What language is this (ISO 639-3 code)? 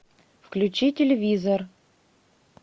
rus